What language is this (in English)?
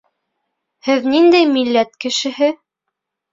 Bashkir